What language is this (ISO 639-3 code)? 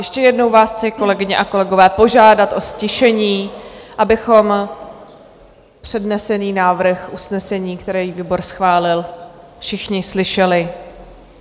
ces